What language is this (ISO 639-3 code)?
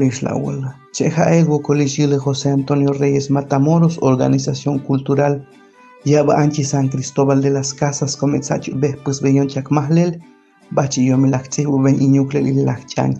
spa